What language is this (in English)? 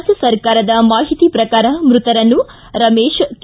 Kannada